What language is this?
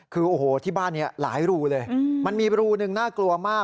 Thai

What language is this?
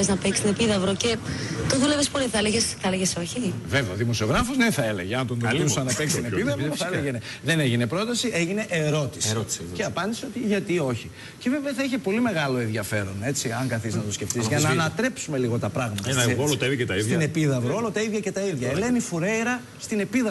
Greek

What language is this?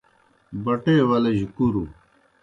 Kohistani Shina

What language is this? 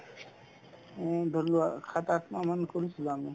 Assamese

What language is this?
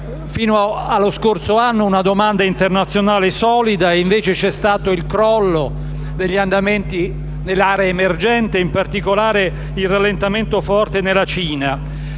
Italian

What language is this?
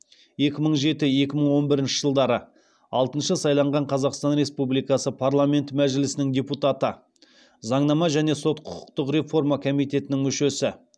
Kazakh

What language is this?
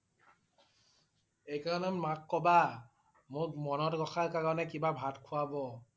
Assamese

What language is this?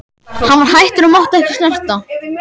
Icelandic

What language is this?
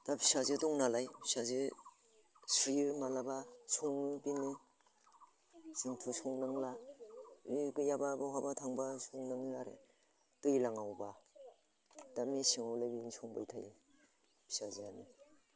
Bodo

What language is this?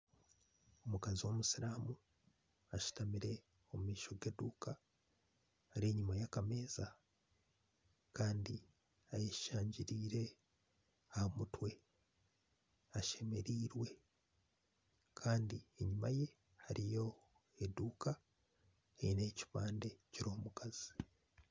Nyankole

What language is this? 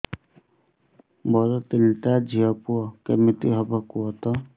Odia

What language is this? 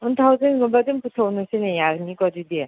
Manipuri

